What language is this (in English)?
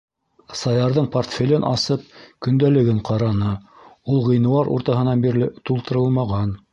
Bashkir